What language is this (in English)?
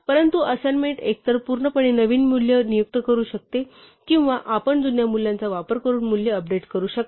Marathi